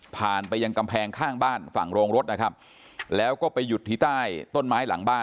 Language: Thai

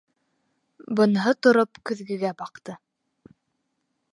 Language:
Bashkir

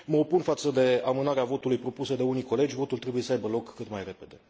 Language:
Romanian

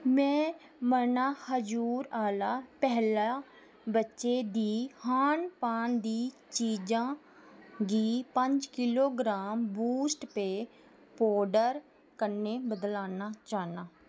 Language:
Dogri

